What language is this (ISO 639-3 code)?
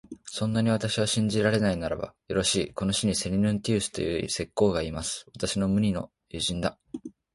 jpn